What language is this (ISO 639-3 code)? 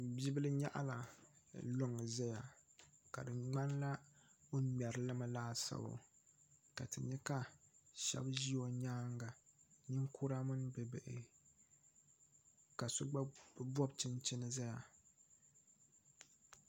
dag